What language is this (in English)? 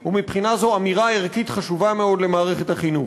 Hebrew